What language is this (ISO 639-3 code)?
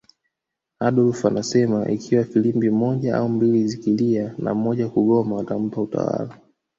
swa